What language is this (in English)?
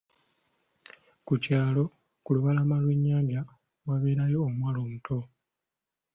Ganda